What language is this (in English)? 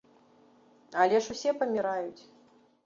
Belarusian